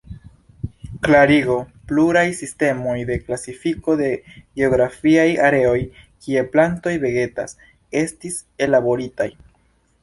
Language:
Esperanto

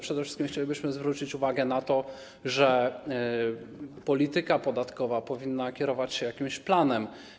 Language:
Polish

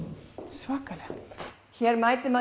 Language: Icelandic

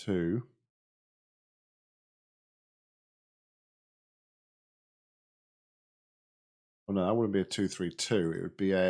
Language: English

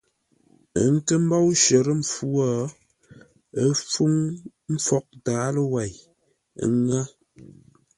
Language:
Ngombale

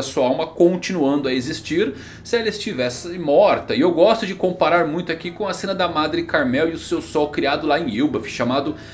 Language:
Portuguese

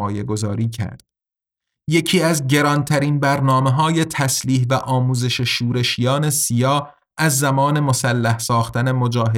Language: Persian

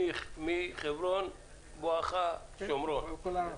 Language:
Hebrew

